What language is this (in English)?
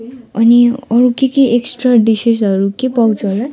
Nepali